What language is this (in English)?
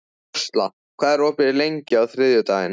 Icelandic